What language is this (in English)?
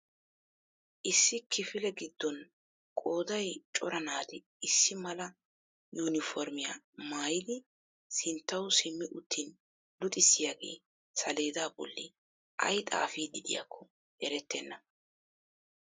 Wolaytta